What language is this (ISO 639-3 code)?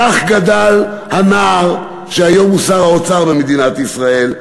heb